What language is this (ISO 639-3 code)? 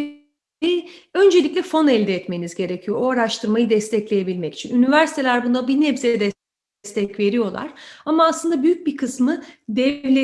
tur